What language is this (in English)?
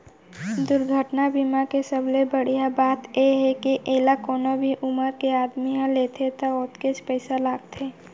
Chhattisgarhi